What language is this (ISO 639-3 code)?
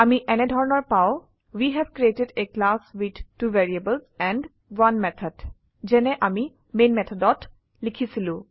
asm